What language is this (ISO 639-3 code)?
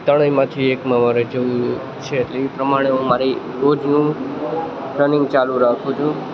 guj